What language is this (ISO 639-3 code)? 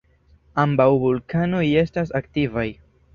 epo